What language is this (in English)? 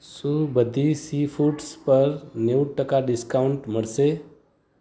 Gujarati